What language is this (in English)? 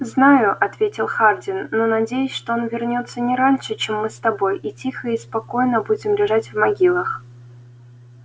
Russian